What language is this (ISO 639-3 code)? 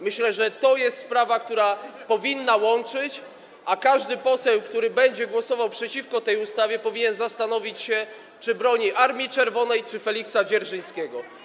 pol